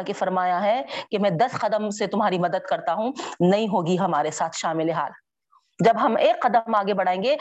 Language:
Urdu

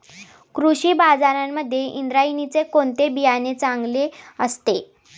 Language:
Marathi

